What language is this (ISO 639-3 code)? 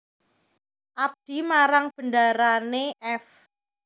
jav